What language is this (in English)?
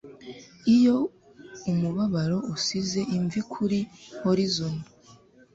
Kinyarwanda